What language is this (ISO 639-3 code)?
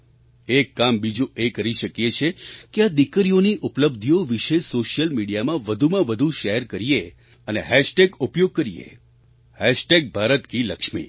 guj